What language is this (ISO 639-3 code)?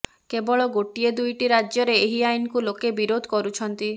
ori